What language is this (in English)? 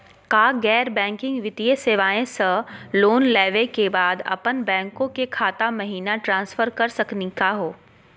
Magahi